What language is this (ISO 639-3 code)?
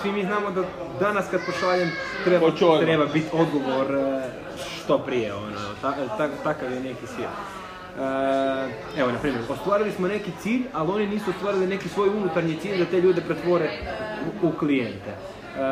hrv